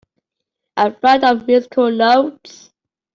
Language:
English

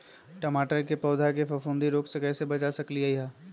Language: Magahi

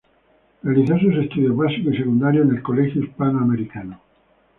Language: Spanish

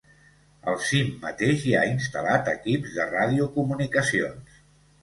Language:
Catalan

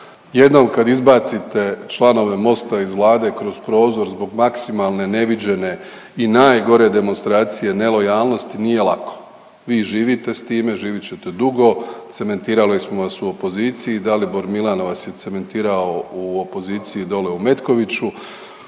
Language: Croatian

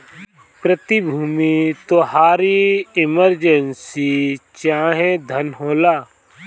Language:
Bhojpuri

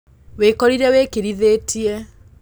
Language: Kikuyu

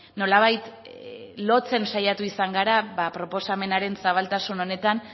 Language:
Basque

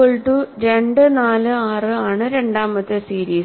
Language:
Malayalam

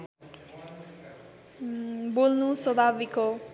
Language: Nepali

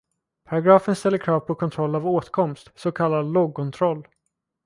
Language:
Swedish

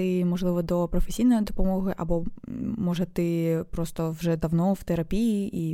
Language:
Ukrainian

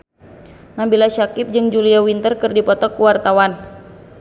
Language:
Sundanese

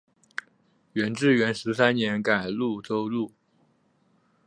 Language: Chinese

